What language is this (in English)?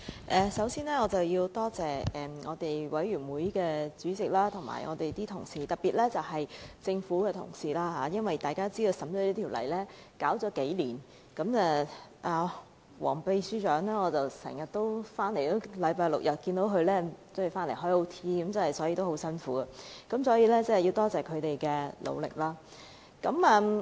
Cantonese